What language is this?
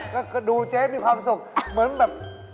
Thai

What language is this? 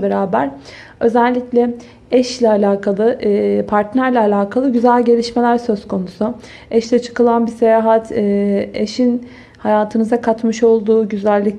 Turkish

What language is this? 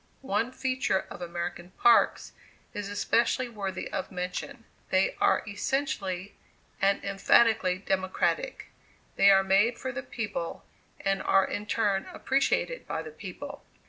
English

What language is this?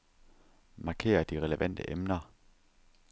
Danish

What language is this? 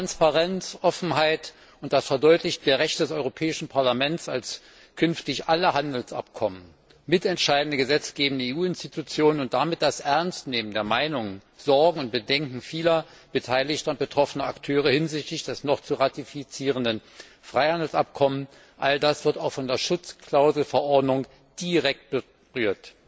German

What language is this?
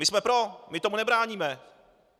Czech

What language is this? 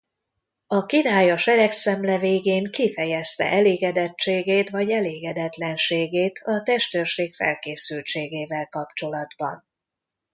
Hungarian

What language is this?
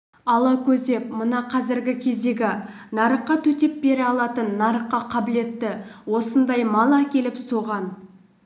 Kazakh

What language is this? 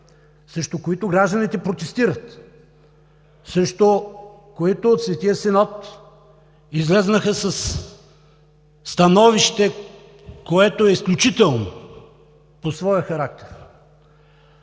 Bulgarian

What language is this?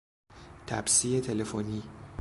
Persian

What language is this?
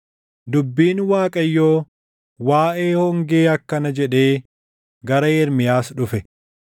Oromo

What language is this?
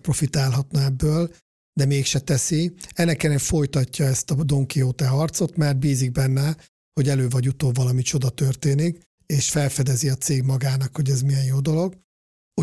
Hungarian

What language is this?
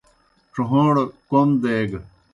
Kohistani Shina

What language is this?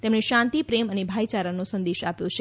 Gujarati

